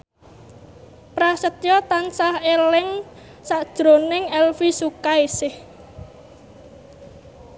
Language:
Javanese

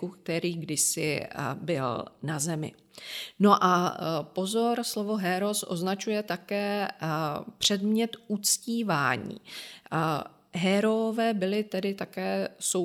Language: Czech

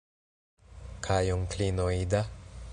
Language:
Esperanto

